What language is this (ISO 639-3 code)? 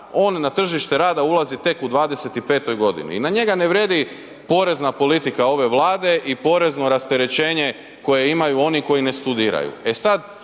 hrv